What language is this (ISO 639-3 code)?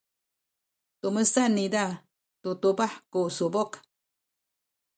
szy